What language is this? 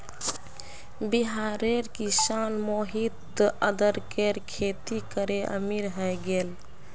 Magahi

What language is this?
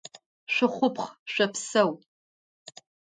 Adyghe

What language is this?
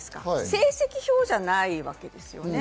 Japanese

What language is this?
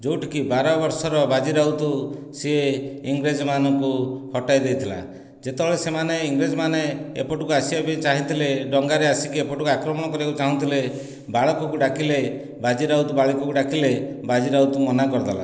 Odia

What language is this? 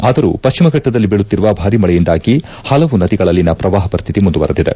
Kannada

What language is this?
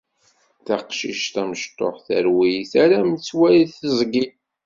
Kabyle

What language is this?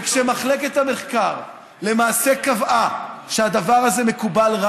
Hebrew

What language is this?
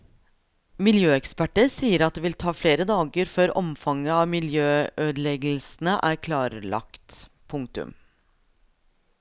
Norwegian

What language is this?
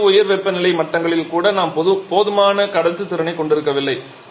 Tamil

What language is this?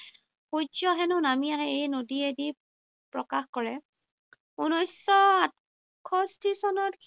Assamese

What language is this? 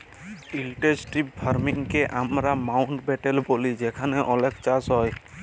Bangla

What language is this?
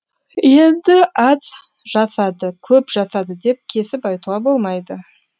Kazakh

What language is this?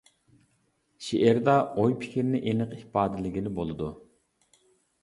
Uyghur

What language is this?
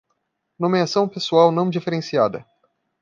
Portuguese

